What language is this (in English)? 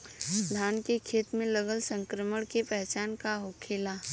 Bhojpuri